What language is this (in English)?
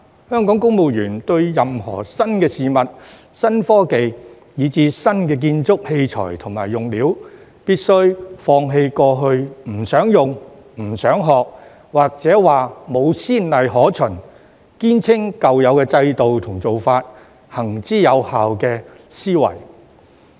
Cantonese